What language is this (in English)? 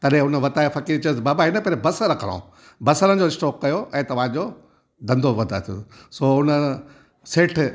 Sindhi